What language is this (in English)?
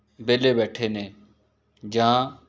Punjabi